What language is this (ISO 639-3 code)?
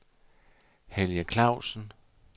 dan